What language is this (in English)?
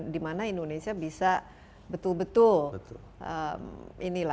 Indonesian